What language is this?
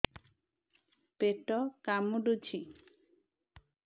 Odia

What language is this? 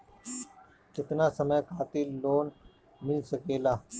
Bhojpuri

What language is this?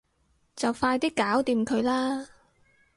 Cantonese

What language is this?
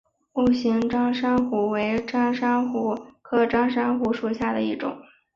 Chinese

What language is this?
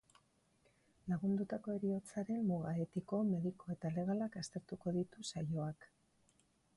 Basque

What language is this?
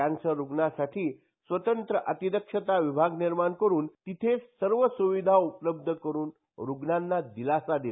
Marathi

